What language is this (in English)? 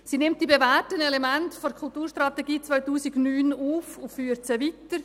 Swiss German